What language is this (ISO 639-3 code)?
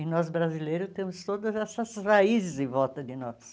por